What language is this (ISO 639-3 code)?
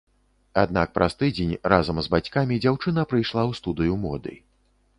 bel